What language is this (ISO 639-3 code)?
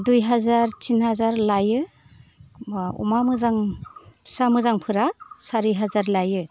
brx